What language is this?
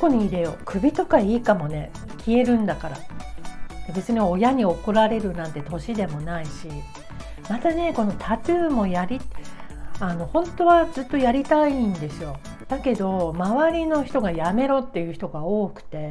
Japanese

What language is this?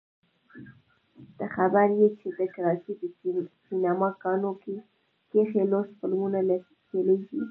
Pashto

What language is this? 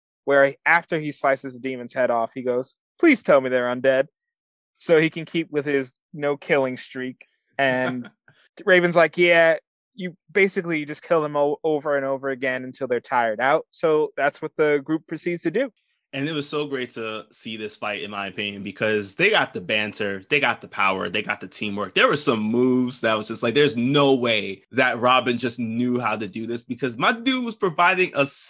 English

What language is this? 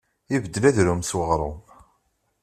Kabyle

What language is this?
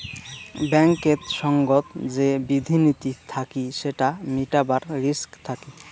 Bangla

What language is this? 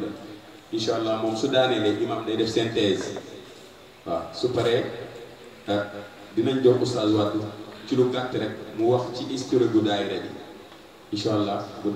Arabic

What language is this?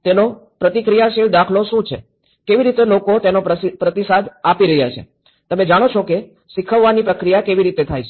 Gujarati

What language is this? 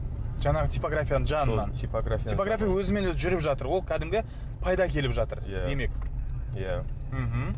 Kazakh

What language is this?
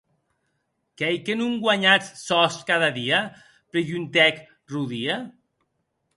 Occitan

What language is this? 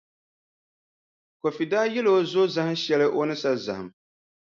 Dagbani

